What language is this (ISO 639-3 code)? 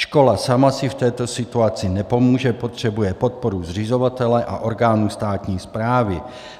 ces